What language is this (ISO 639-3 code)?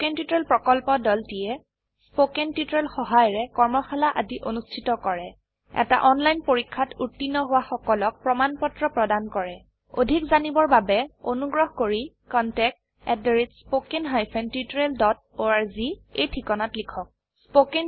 asm